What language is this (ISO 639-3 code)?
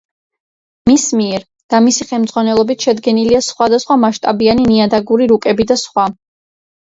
kat